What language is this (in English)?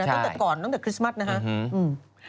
Thai